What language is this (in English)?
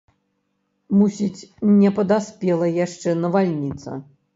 Belarusian